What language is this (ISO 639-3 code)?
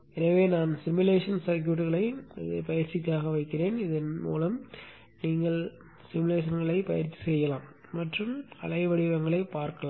tam